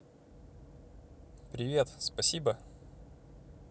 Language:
Russian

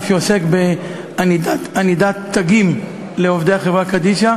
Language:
Hebrew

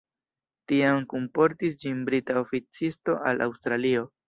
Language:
Esperanto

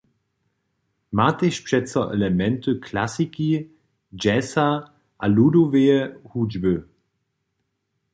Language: Upper Sorbian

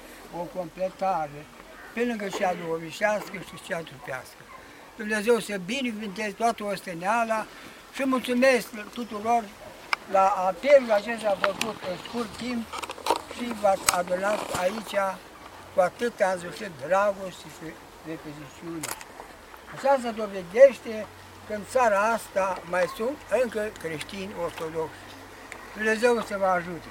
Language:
Romanian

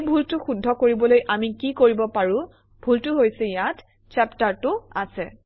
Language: Assamese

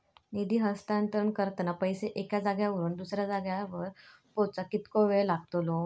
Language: Marathi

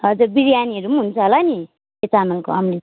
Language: Nepali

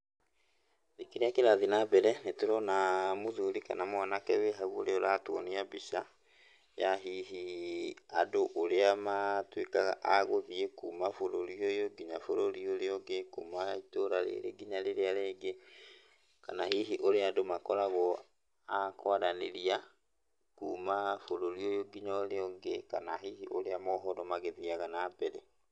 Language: Kikuyu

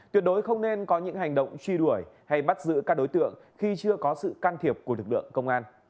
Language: Vietnamese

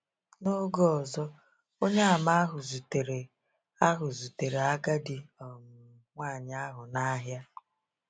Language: Igbo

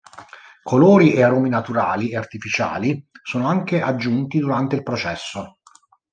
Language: Italian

